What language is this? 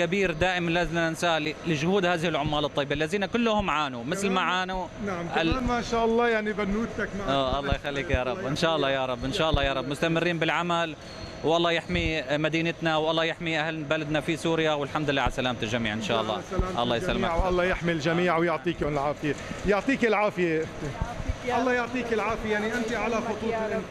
Arabic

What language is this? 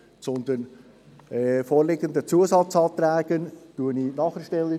Swiss German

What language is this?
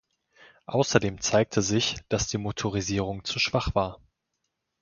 German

